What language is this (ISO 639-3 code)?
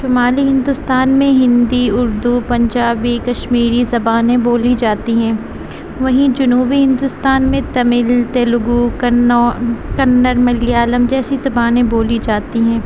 urd